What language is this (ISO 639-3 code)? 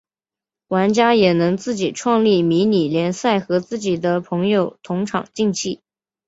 zho